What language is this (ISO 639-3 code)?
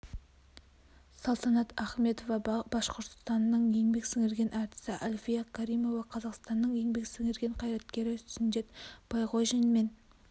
kaz